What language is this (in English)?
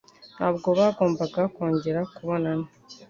Kinyarwanda